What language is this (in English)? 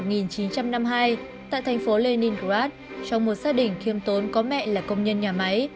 Vietnamese